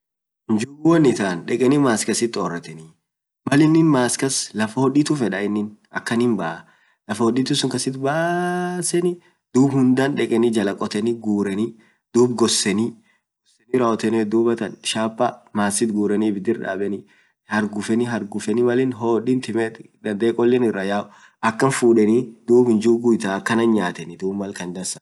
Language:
Orma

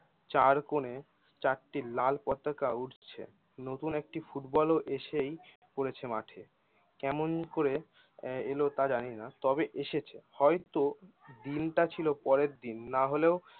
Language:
Bangla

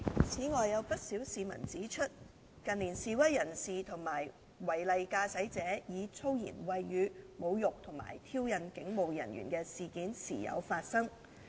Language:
Cantonese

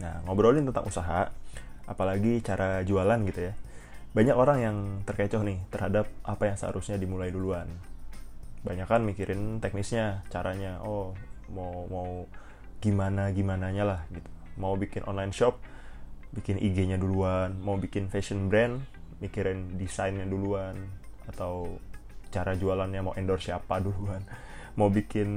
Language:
Indonesian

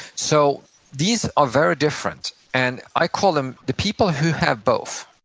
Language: English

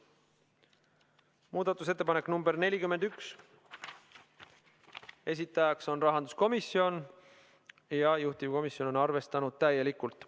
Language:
Estonian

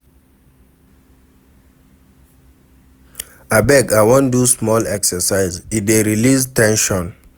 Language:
Nigerian Pidgin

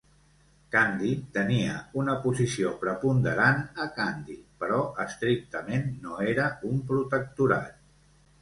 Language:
Catalan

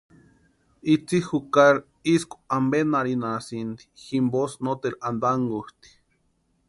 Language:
Western Highland Purepecha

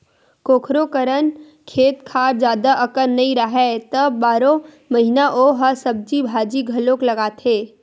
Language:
Chhattisgarhi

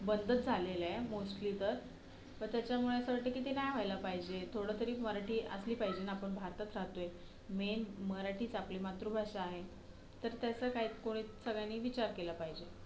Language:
Marathi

